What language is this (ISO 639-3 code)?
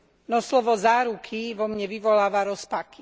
slk